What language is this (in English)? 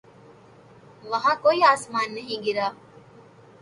Urdu